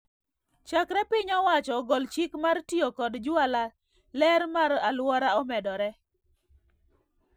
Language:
Luo (Kenya and Tanzania)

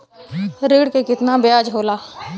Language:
Bhojpuri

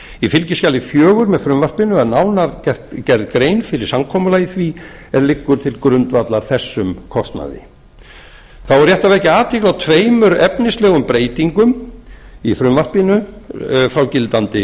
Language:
Icelandic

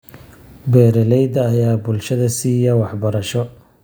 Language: Somali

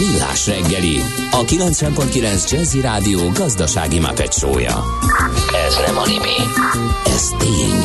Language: Hungarian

